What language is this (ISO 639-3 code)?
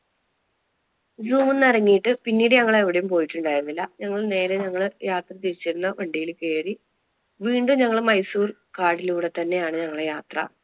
mal